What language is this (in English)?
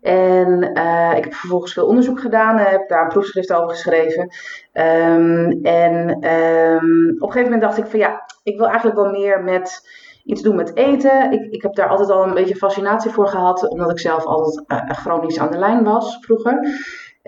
Dutch